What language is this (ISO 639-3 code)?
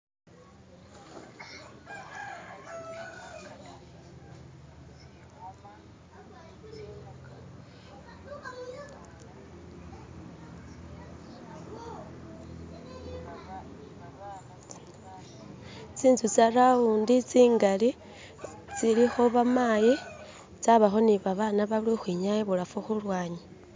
myx